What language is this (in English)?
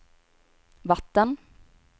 Swedish